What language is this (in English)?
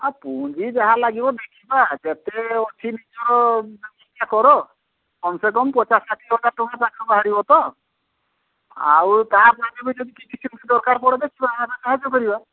Odia